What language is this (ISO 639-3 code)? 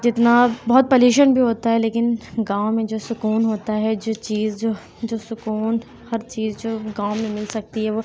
urd